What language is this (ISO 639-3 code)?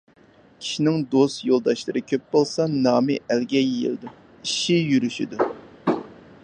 uig